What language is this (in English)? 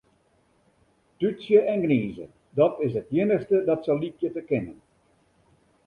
Western Frisian